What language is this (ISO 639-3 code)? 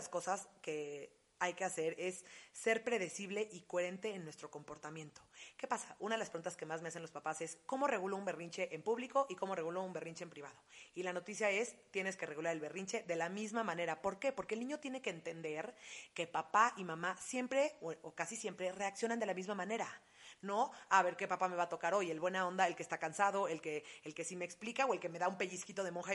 spa